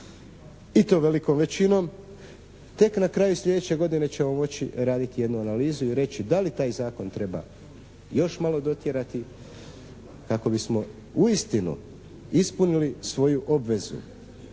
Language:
Croatian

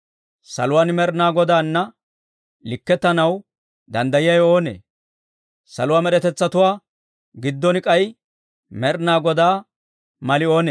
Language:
Dawro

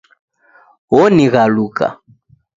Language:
Taita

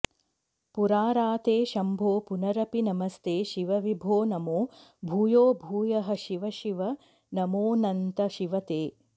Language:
Sanskrit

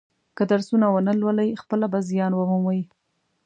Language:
Pashto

